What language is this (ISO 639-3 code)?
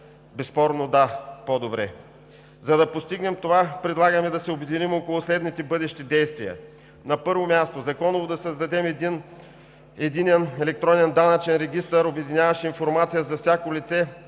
bul